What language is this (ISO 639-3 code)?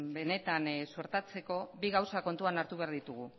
eus